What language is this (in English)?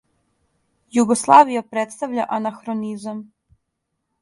Serbian